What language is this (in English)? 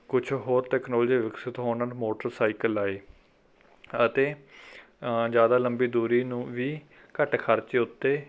Punjabi